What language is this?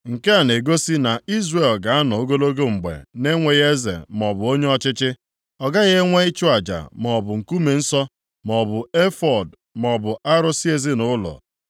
Igbo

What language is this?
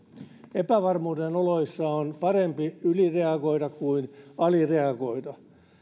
Finnish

